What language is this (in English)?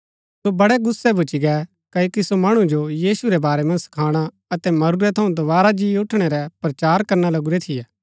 Gaddi